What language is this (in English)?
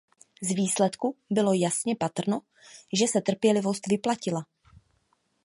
Czech